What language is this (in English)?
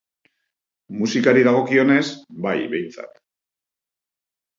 Basque